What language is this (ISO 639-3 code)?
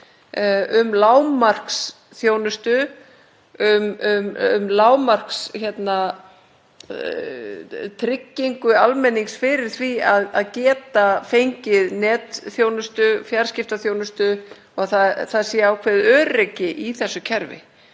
isl